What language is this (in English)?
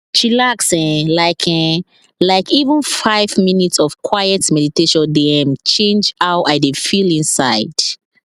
Nigerian Pidgin